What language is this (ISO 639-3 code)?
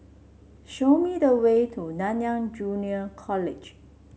eng